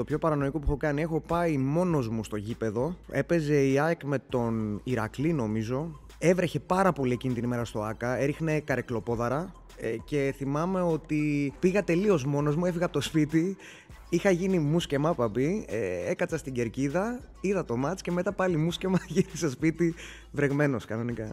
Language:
Greek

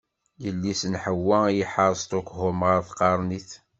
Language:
Kabyle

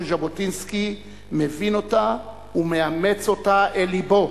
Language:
Hebrew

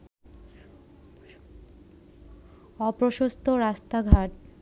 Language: Bangla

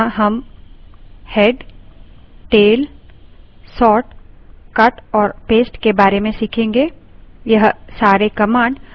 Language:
Hindi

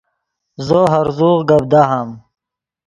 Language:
Yidgha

